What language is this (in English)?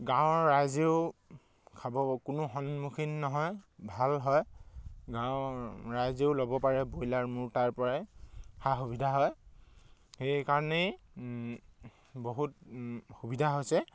Assamese